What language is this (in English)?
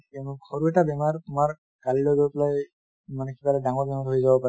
Assamese